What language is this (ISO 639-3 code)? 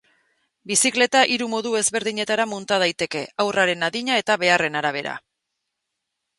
eus